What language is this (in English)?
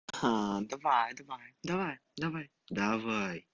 Russian